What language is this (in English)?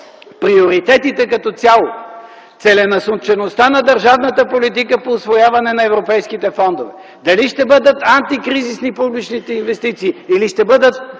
Bulgarian